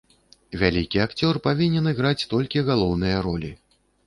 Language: Belarusian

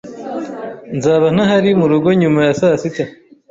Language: Kinyarwanda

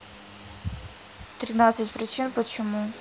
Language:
Russian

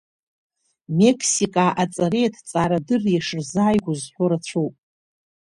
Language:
Abkhazian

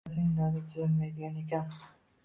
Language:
Uzbek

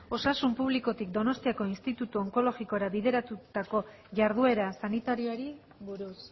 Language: Basque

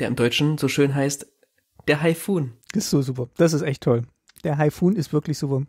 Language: German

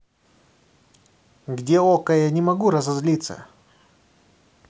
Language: Russian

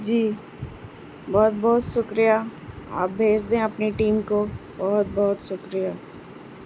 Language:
Urdu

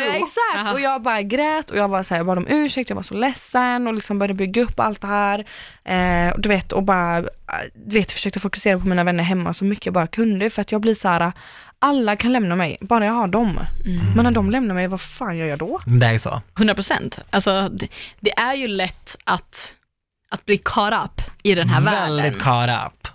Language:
Swedish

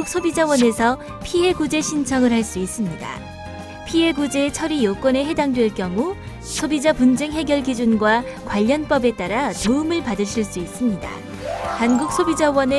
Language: Korean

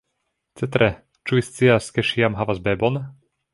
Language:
Esperanto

